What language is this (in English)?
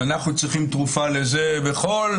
Hebrew